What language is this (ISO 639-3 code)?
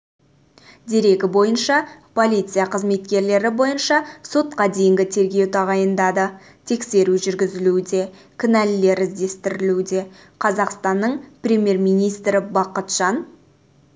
kaz